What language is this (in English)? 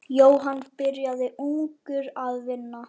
Icelandic